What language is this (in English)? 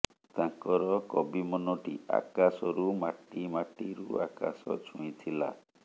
Odia